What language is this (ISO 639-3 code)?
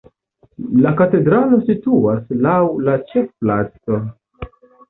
epo